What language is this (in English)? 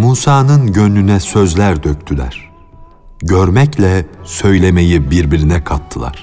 Turkish